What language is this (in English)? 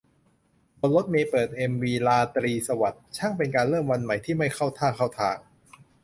Thai